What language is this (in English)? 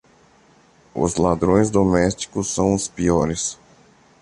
Portuguese